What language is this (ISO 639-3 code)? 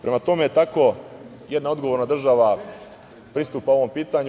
srp